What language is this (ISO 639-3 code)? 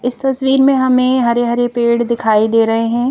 hin